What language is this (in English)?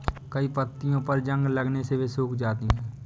Hindi